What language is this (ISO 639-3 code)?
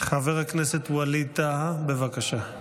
heb